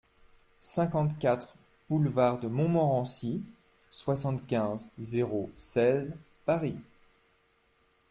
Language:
French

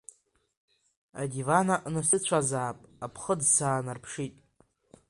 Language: Abkhazian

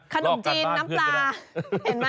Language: Thai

